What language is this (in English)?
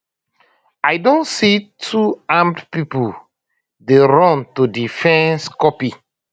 Nigerian Pidgin